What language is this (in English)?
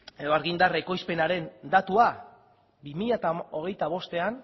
Basque